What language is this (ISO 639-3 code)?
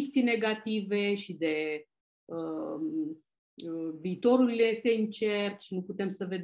ron